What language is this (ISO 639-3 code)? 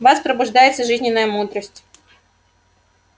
rus